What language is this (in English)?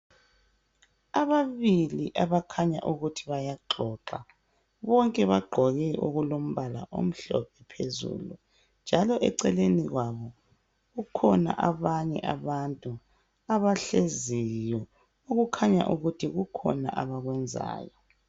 North Ndebele